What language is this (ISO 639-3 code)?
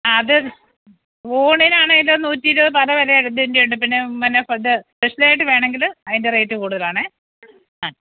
mal